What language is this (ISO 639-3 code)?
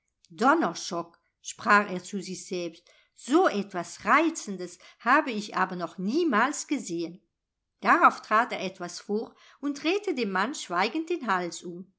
deu